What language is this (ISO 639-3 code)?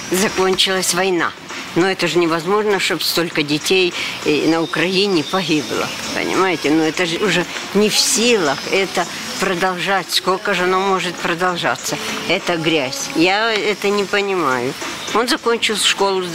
rus